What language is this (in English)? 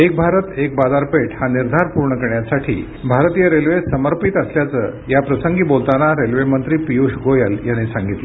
Marathi